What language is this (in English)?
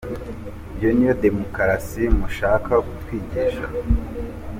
Kinyarwanda